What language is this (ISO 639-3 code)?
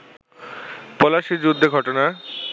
ben